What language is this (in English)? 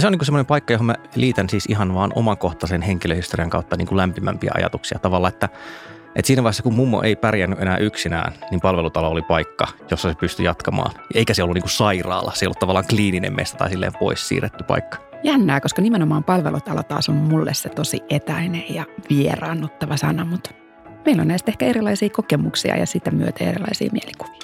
Finnish